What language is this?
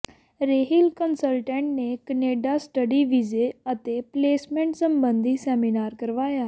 Punjabi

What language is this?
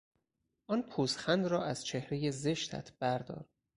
Persian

